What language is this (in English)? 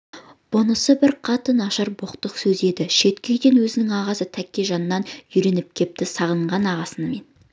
Kazakh